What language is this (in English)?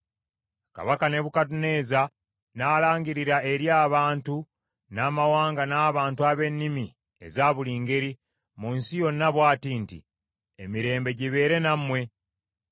Ganda